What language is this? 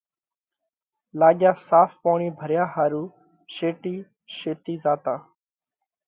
Parkari Koli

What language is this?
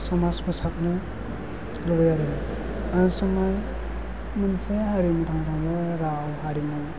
Bodo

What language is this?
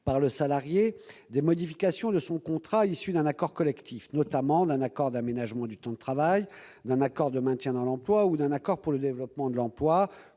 French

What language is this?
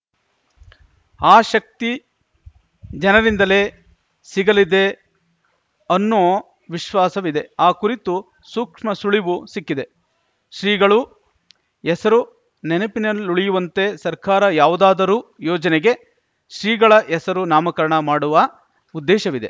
Kannada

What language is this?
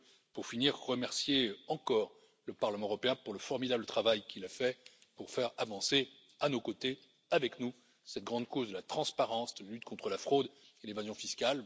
French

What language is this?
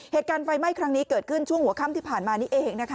Thai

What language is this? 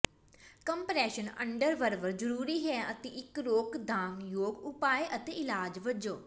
Punjabi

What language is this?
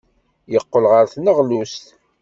Kabyle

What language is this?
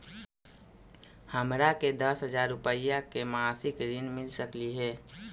Magahi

